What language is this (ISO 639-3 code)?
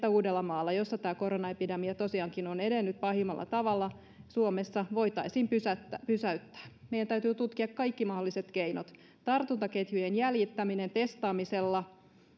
fin